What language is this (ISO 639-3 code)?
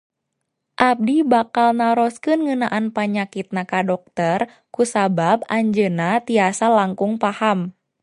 sun